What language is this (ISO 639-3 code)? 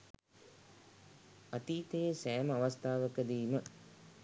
sin